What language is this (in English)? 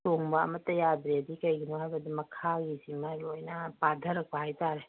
Manipuri